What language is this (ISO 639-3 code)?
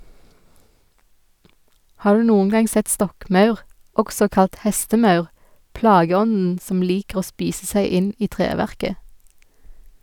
nor